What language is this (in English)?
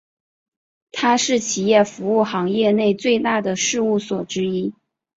Chinese